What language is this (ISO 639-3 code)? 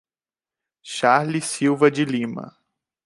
por